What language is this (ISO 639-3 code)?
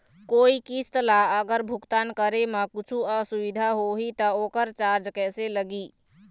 hne